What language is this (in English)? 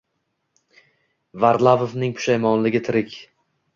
Uzbek